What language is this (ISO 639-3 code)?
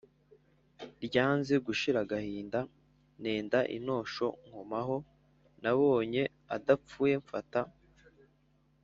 kin